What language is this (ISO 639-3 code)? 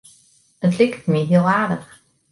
fry